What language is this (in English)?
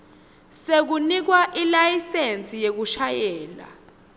Swati